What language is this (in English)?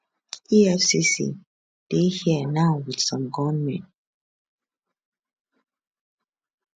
Nigerian Pidgin